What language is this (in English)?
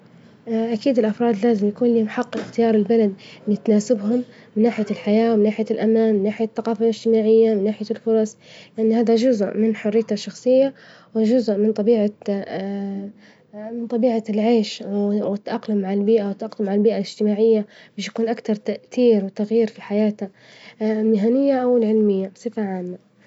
Libyan Arabic